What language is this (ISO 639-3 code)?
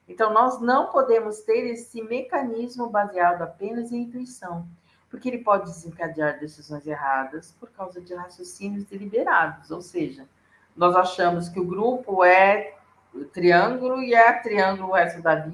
por